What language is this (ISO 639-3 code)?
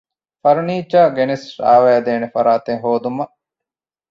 div